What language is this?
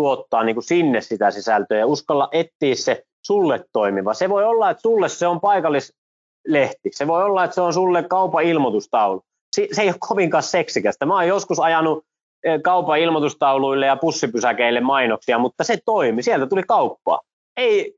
Finnish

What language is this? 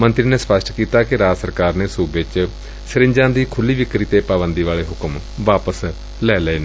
Punjabi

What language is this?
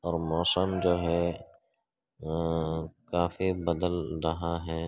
Urdu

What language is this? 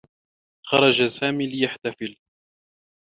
Arabic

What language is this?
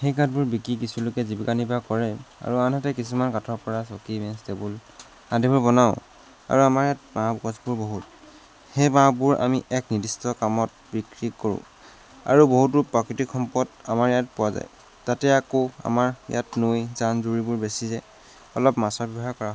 Assamese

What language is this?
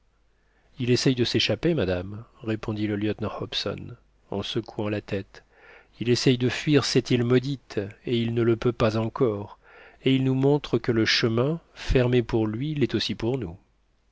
French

